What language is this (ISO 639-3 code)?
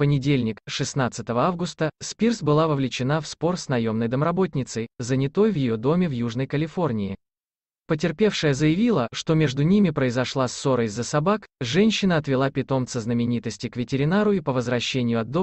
rus